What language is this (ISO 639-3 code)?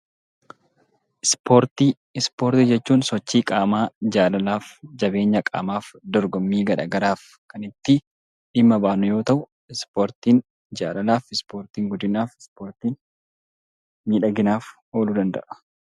orm